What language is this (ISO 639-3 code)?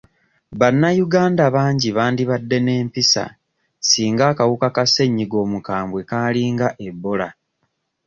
lug